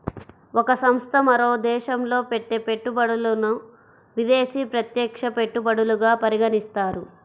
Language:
Telugu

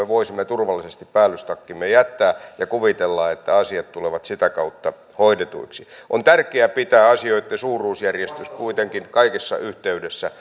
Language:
Finnish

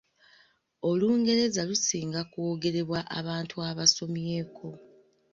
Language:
Ganda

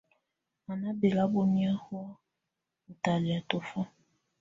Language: Tunen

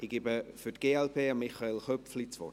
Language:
Swiss German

